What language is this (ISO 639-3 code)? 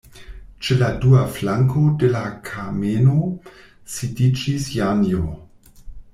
epo